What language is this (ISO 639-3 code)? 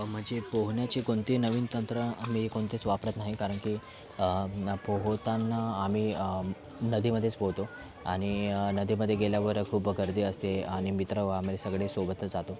mar